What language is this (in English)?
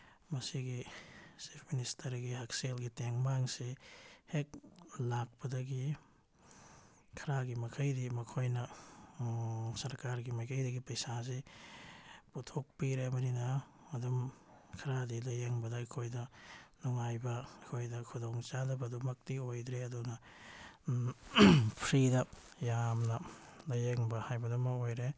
Manipuri